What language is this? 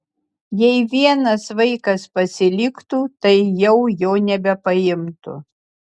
Lithuanian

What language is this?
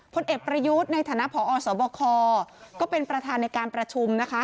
Thai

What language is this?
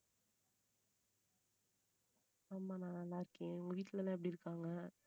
Tamil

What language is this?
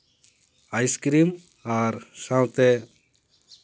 Santali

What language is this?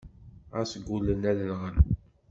Kabyle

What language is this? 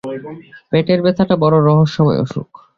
Bangla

